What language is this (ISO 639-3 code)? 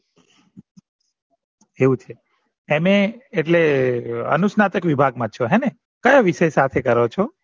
guj